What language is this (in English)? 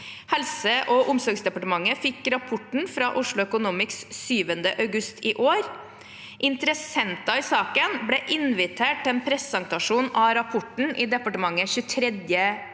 Norwegian